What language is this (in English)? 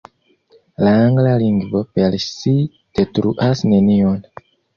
Esperanto